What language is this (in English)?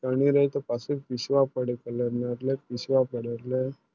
Gujarati